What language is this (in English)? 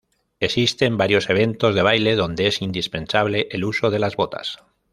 Spanish